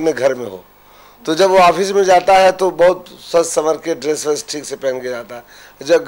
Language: Hindi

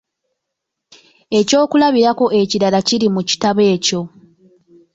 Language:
Ganda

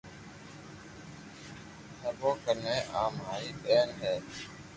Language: Loarki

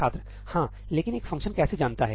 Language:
Hindi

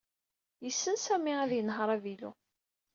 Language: Kabyle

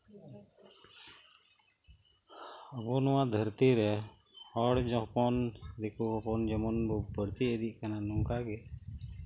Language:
Santali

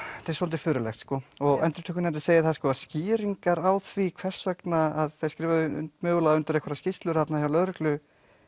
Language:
Icelandic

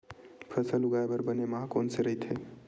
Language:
Chhattisgarhi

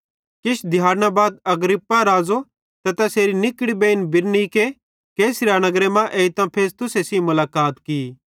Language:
Bhadrawahi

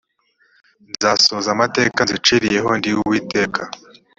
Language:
Kinyarwanda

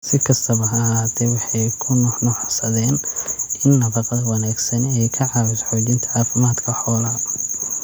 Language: Somali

